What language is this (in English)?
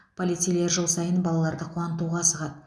Kazakh